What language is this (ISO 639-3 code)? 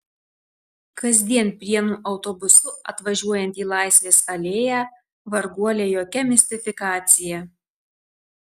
lit